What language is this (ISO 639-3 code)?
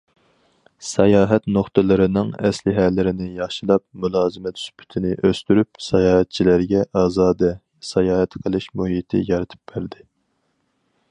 uig